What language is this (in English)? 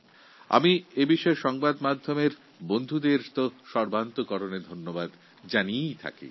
Bangla